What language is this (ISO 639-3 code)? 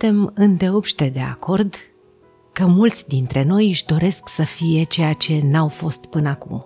ron